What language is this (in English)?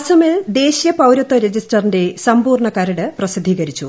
Malayalam